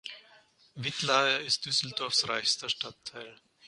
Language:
German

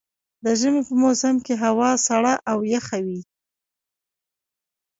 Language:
Pashto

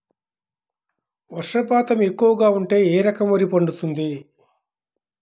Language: Telugu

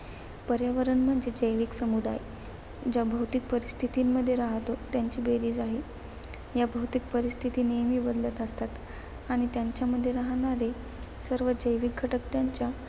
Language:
Marathi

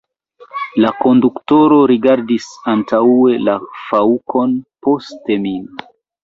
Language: Esperanto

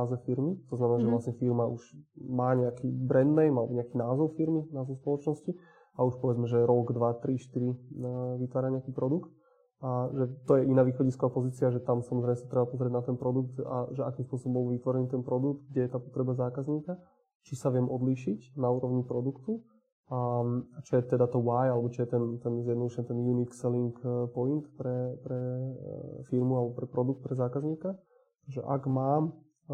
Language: Slovak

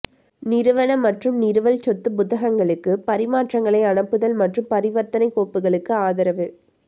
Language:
Tamil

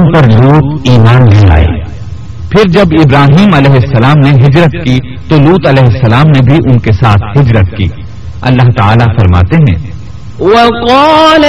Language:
Urdu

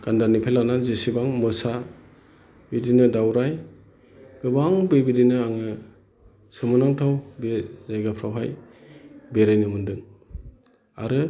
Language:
Bodo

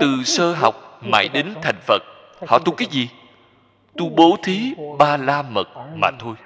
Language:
Vietnamese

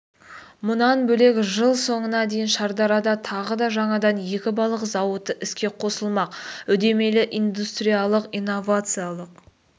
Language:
Kazakh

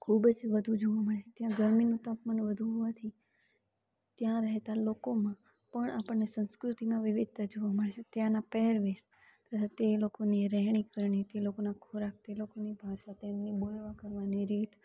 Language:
Gujarati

